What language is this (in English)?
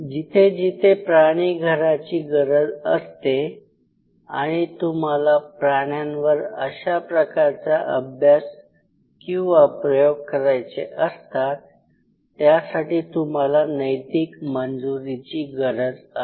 Marathi